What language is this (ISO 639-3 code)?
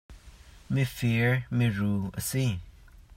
cnh